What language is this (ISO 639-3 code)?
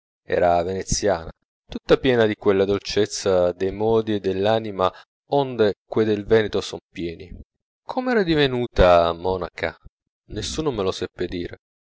ita